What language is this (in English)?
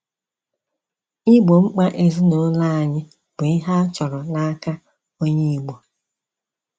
Igbo